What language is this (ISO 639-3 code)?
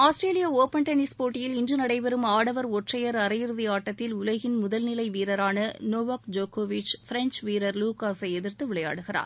tam